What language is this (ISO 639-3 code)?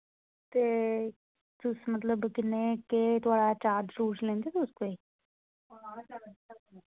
doi